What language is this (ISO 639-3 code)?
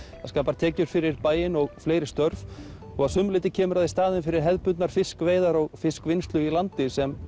isl